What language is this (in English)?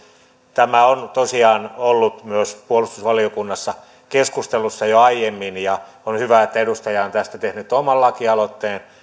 Finnish